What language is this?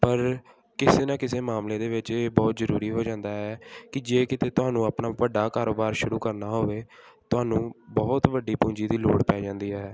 Punjabi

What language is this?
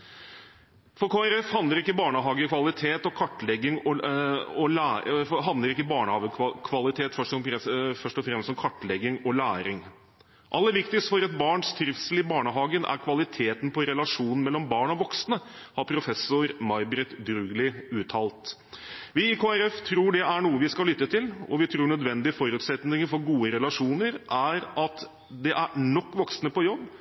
Norwegian Bokmål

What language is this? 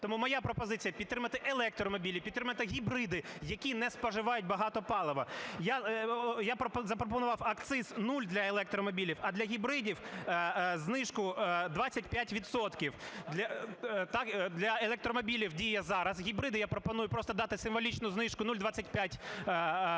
Ukrainian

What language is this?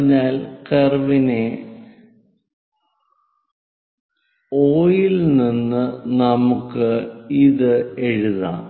Malayalam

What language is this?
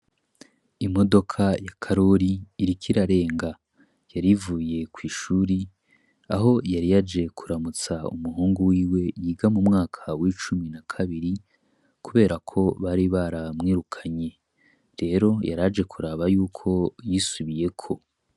Rundi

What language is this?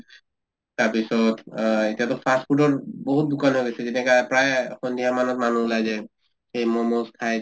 Assamese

